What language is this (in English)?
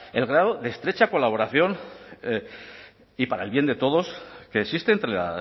Spanish